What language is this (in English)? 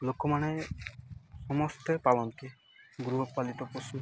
Odia